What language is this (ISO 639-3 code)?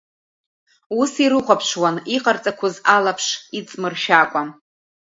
abk